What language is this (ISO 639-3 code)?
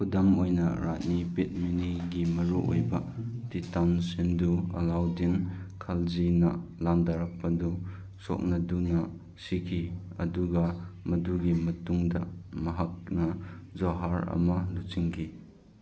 mni